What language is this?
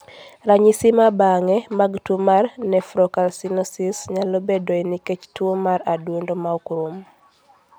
Luo (Kenya and Tanzania)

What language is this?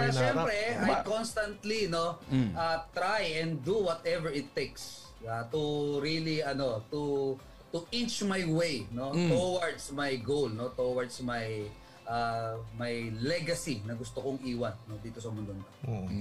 Filipino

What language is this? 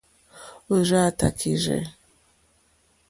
Mokpwe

